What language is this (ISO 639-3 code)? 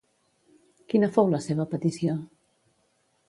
cat